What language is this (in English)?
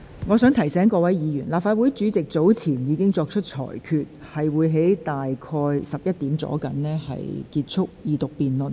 Cantonese